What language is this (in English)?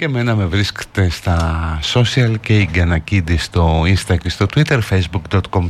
Greek